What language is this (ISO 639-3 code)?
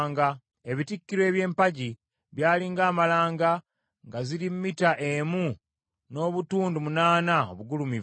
lug